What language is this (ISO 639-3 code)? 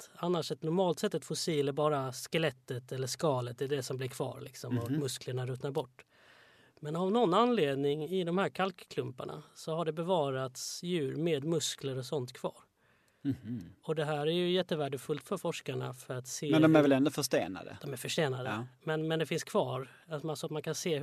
swe